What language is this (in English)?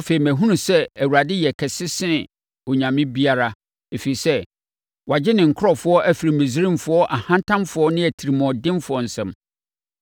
Akan